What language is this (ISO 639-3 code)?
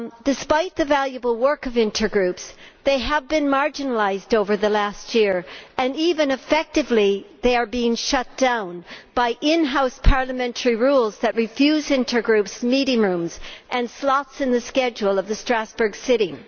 eng